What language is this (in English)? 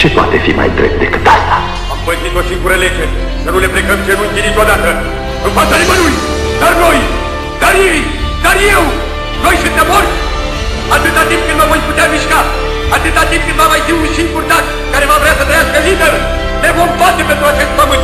Romanian